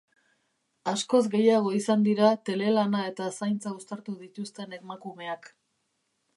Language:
Basque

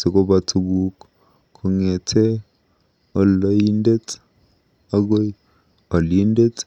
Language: Kalenjin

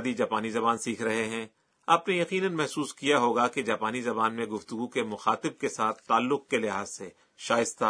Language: Urdu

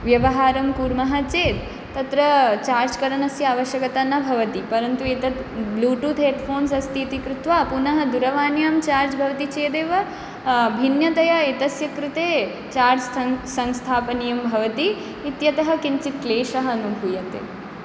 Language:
Sanskrit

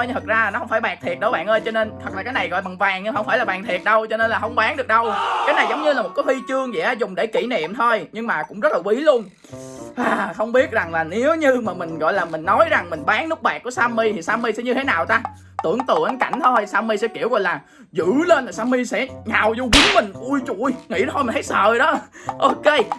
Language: Vietnamese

